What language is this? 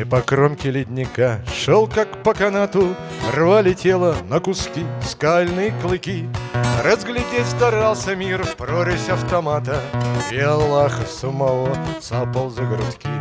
Russian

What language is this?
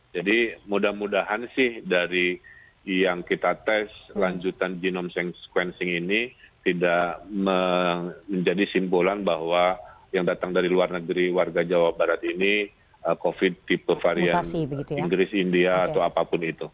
Indonesian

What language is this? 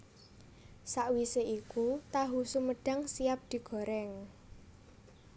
Javanese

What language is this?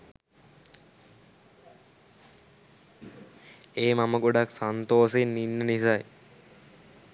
Sinhala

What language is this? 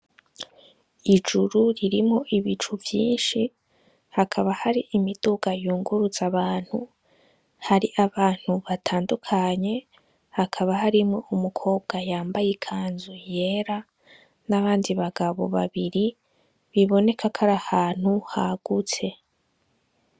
Rundi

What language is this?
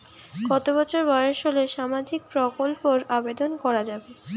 Bangla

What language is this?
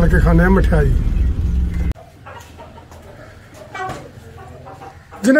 Hindi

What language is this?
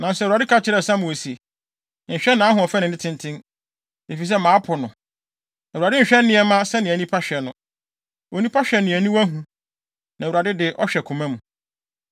Akan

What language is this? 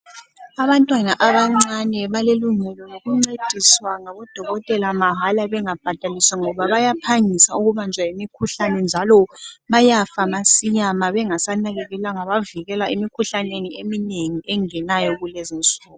North Ndebele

